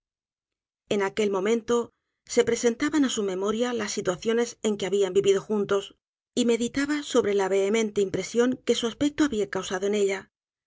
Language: Spanish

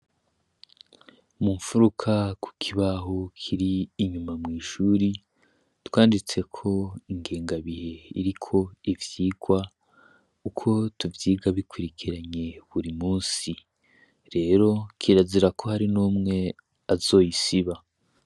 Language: Rundi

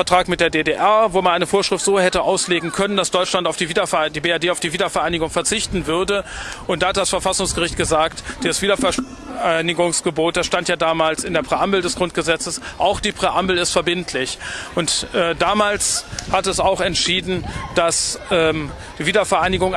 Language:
German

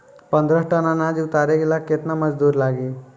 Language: Bhojpuri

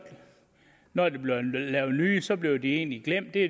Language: Danish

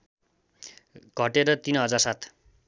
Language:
Nepali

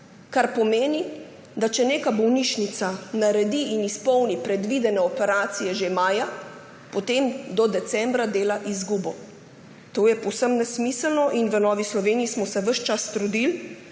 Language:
Slovenian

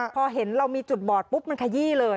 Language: Thai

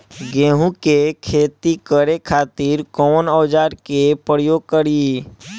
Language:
Bhojpuri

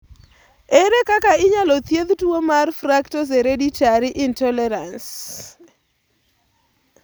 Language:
Luo (Kenya and Tanzania)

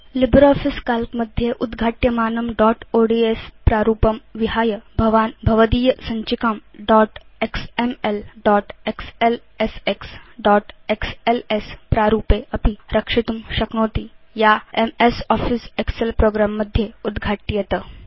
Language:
Sanskrit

